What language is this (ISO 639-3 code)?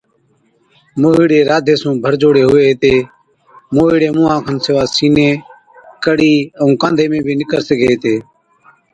odk